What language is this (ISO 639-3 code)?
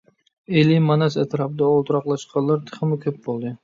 uig